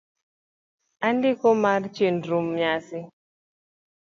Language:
Luo (Kenya and Tanzania)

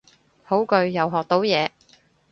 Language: Cantonese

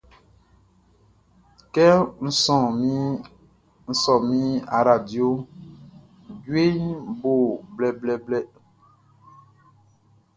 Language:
Baoulé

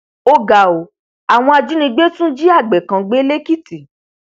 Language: Yoruba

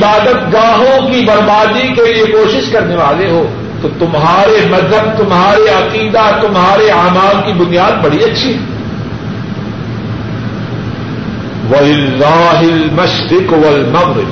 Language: Urdu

